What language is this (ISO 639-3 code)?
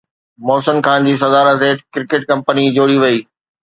snd